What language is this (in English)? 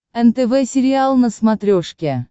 Russian